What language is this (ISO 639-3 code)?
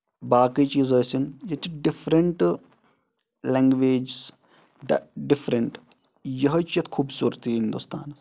kas